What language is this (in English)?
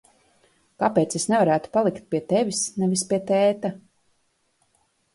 Latvian